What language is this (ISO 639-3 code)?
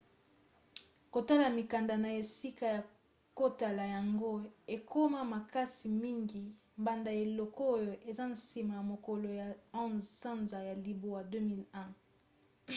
lin